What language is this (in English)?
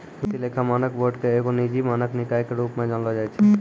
Maithili